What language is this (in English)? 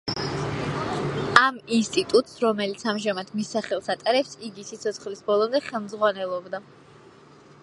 Georgian